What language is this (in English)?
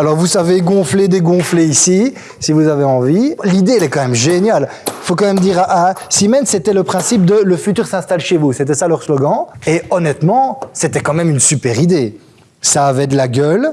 French